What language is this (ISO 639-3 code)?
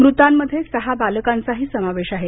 mar